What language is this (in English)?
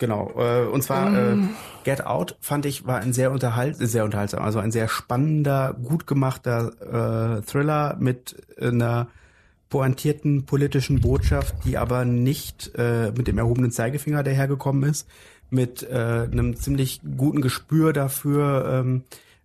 German